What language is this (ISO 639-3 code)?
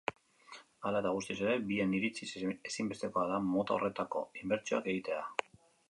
eus